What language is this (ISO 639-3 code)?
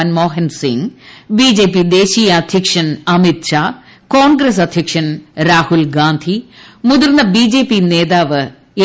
mal